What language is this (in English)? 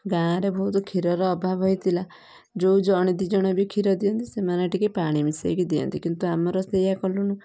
Odia